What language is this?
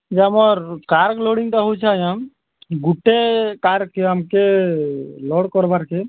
Odia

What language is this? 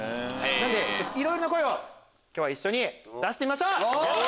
Japanese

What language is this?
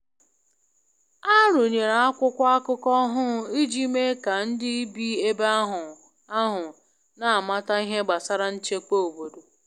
Igbo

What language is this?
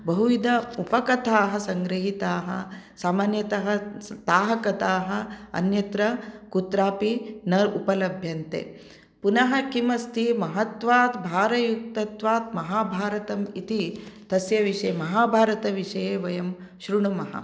Sanskrit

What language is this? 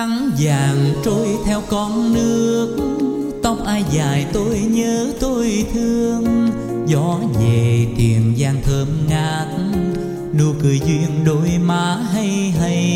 Vietnamese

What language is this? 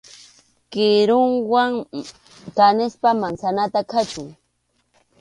Arequipa-La Unión Quechua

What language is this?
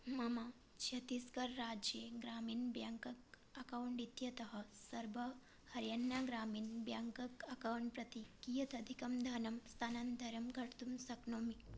Sanskrit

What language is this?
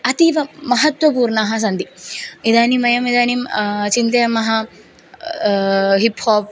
Sanskrit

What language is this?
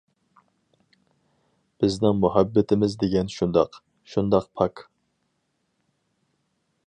Uyghur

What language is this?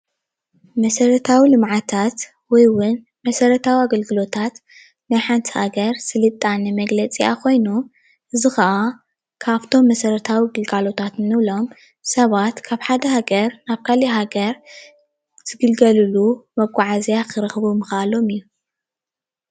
Tigrinya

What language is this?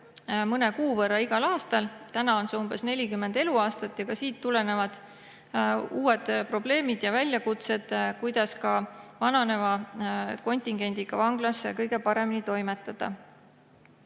Estonian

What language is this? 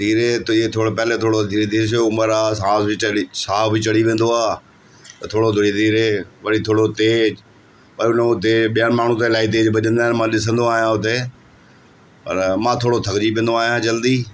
Sindhi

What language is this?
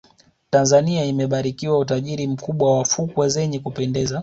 Swahili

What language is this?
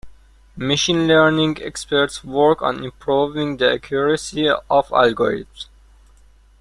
English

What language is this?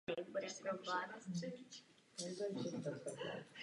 Czech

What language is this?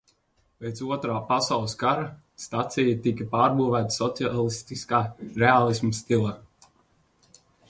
Latvian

